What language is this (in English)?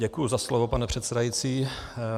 Czech